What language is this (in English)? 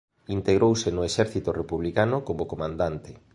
Galician